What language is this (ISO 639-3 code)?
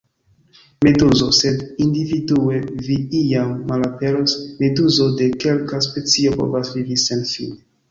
epo